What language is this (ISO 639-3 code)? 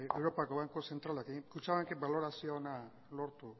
eus